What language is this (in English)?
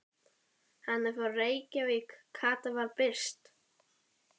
Icelandic